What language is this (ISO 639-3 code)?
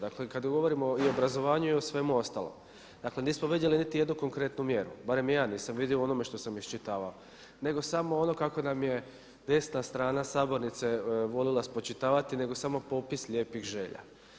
hrv